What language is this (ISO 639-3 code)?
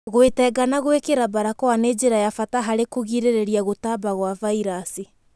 kik